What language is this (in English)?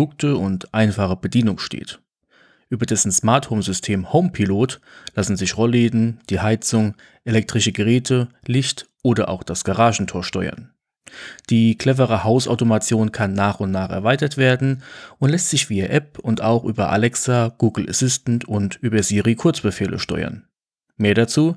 German